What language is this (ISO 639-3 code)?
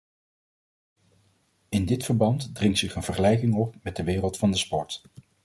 nld